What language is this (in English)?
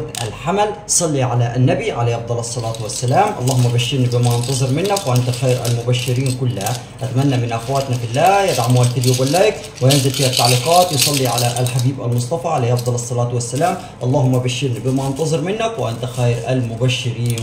Arabic